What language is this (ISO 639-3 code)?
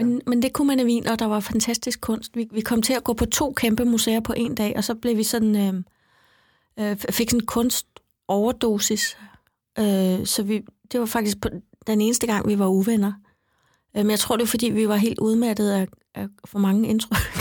dan